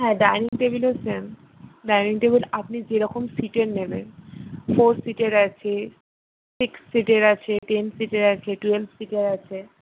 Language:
Bangla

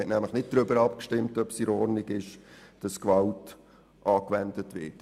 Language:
Swiss German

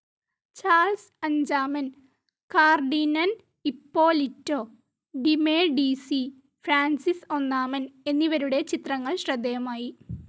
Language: Malayalam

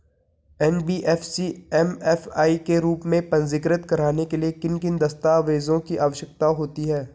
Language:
Hindi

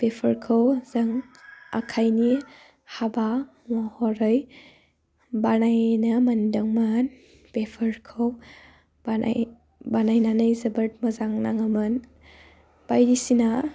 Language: Bodo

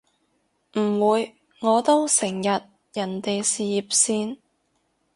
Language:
Cantonese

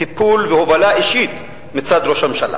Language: Hebrew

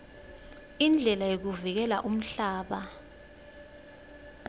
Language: Swati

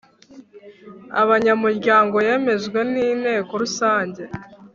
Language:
Kinyarwanda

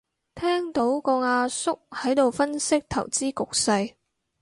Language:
Cantonese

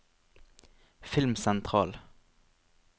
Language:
Norwegian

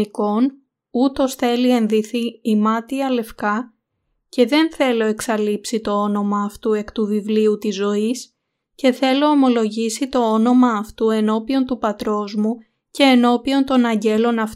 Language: Greek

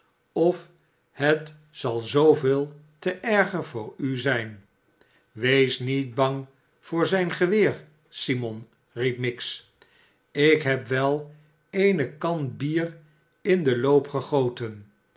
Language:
Dutch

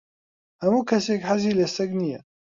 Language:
Central Kurdish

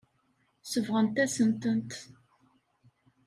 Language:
Kabyle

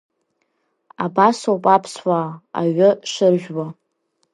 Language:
Abkhazian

